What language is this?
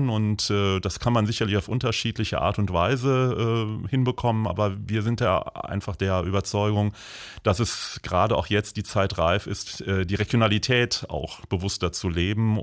German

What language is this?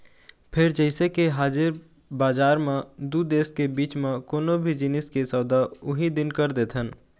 Chhattisgarhi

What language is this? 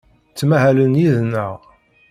Kabyle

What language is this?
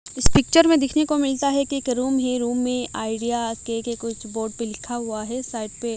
Hindi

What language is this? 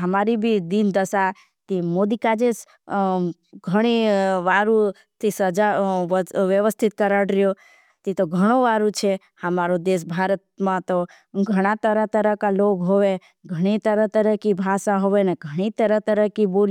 Bhili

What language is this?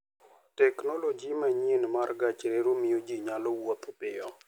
Luo (Kenya and Tanzania)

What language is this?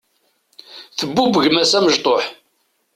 Kabyle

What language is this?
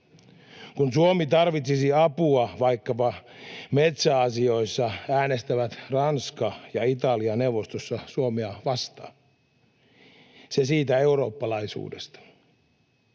Finnish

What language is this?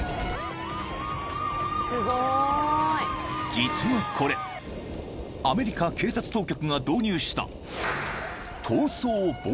Japanese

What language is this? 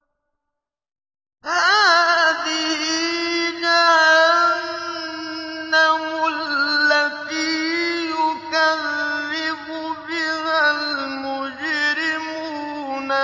Arabic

